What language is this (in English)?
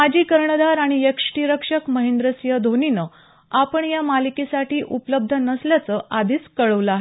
Marathi